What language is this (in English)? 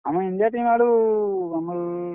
Odia